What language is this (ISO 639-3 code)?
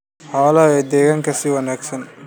som